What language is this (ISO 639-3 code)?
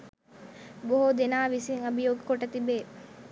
sin